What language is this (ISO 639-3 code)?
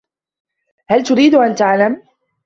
ara